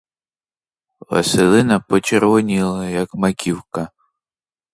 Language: Ukrainian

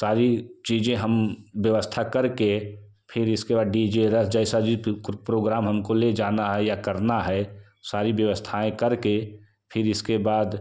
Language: Hindi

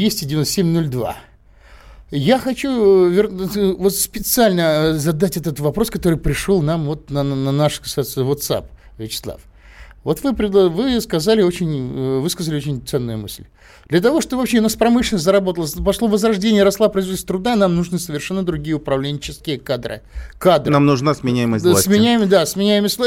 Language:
Russian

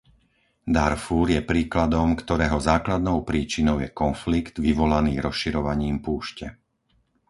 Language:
Slovak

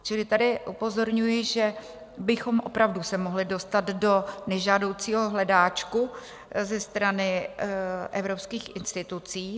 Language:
Czech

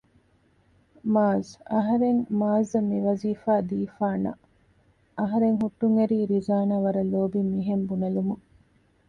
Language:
Divehi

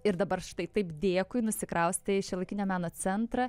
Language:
Lithuanian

